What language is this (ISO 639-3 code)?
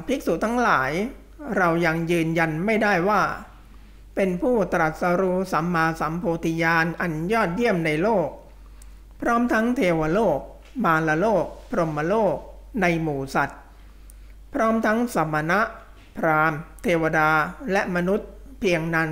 tha